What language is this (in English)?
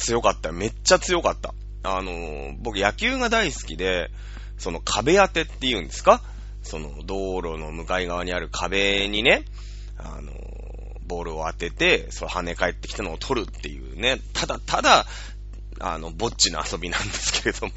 Japanese